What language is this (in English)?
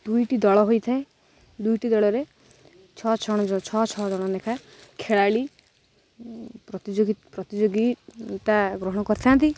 Odia